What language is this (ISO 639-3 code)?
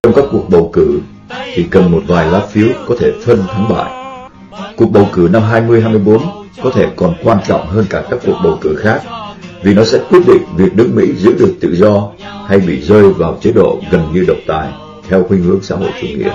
vie